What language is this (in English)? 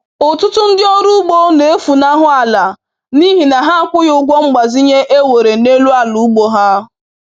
Igbo